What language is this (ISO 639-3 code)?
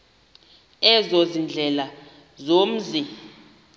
xho